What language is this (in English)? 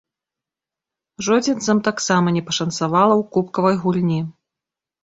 Belarusian